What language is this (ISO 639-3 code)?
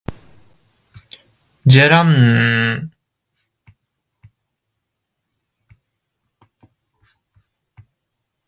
jpn